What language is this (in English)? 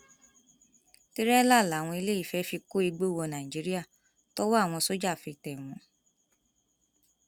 Yoruba